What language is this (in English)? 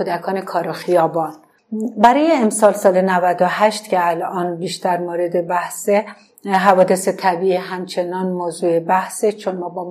Persian